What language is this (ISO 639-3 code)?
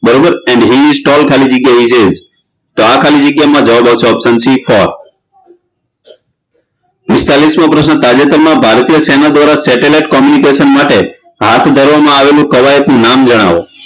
guj